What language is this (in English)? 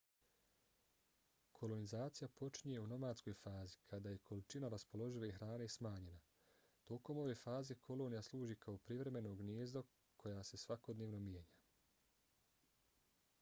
Bosnian